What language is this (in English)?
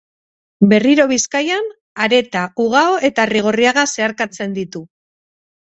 Basque